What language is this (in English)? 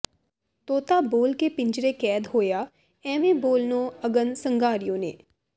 Punjabi